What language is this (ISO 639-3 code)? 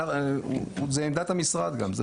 heb